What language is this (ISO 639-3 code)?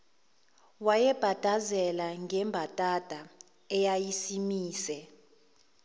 zul